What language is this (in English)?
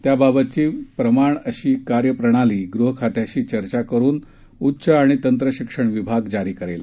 Marathi